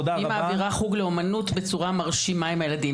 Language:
Hebrew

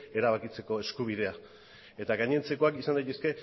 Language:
Basque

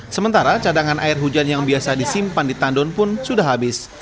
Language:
Indonesian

